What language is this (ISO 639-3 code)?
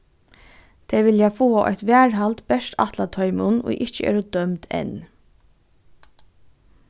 fao